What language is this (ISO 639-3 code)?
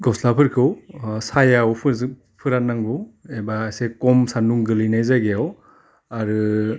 brx